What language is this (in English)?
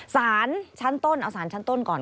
Thai